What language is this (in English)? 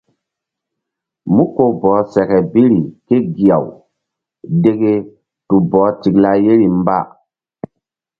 Mbum